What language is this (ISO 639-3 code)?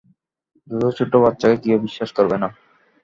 ben